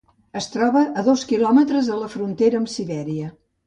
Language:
Catalan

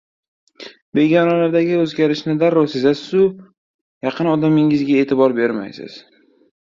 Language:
Uzbek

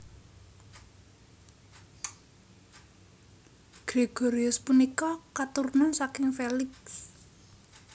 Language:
Javanese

